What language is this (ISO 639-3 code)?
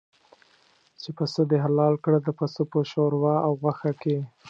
pus